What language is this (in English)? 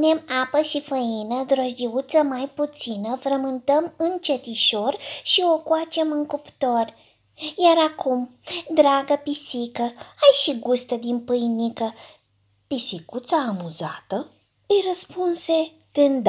Romanian